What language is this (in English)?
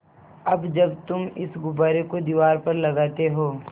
Hindi